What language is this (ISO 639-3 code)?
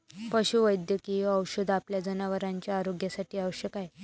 mar